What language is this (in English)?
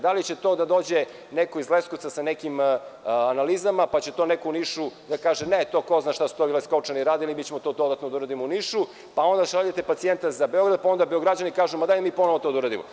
Serbian